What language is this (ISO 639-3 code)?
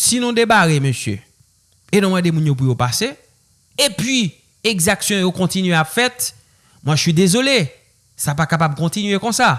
fra